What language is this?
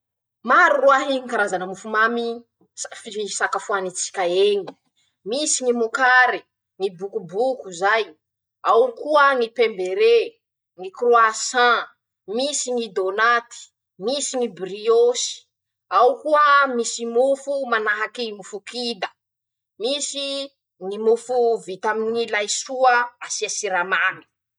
Masikoro Malagasy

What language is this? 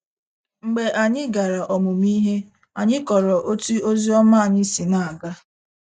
Igbo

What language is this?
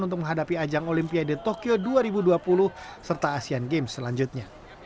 Indonesian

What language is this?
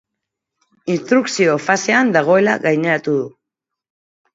Basque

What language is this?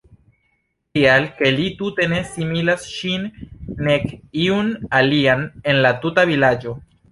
Esperanto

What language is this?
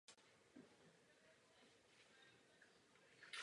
Czech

